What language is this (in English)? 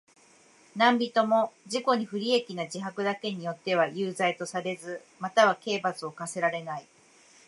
Japanese